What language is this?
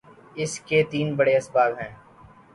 Urdu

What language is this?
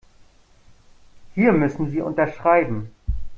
German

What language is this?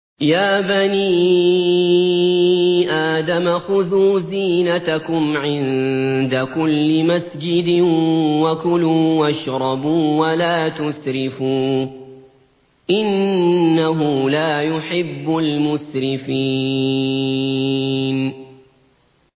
Arabic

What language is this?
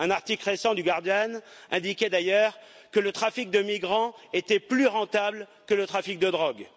French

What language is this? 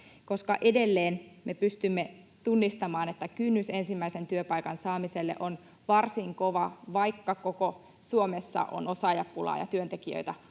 Finnish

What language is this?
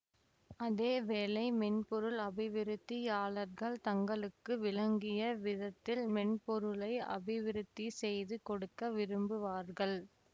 Tamil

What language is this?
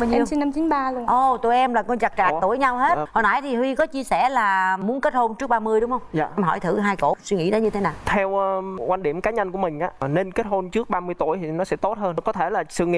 Vietnamese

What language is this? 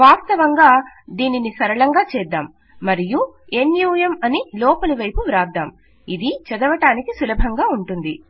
Telugu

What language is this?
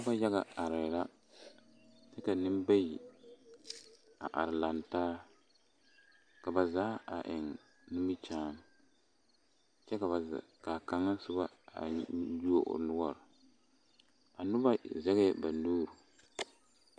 Southern Dagaare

